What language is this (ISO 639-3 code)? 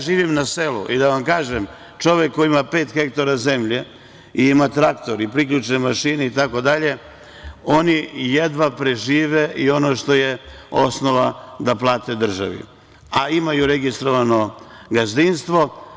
srp